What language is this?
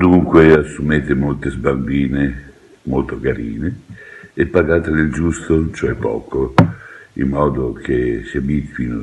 Italian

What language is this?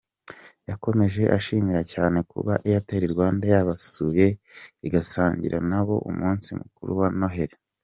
Kinyarwanda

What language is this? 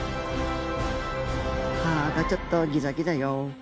Japanese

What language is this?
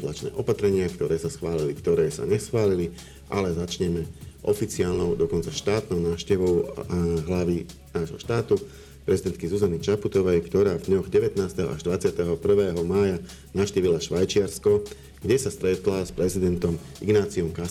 Slovak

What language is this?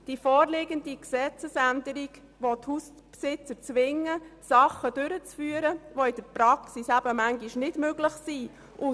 Swiss German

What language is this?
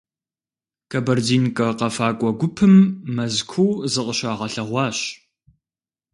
Kabardian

